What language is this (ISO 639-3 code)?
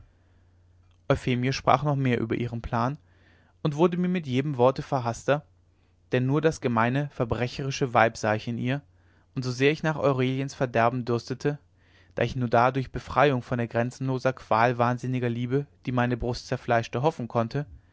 deu